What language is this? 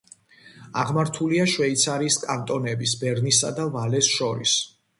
Georgian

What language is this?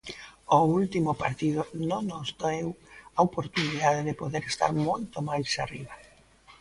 Galician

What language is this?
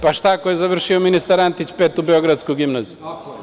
Serbian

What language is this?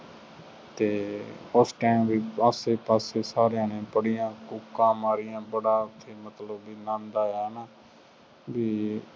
Punjabi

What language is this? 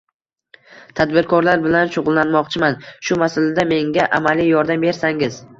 Uzbek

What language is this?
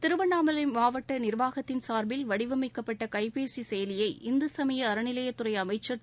Tamil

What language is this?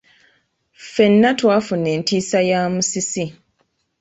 Ganda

